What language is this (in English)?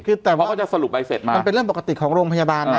Thai